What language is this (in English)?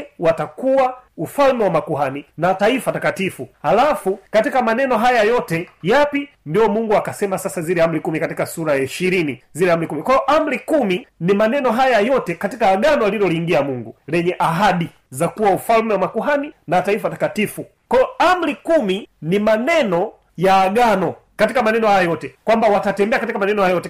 Swahili